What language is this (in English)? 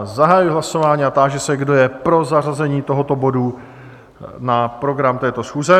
Czech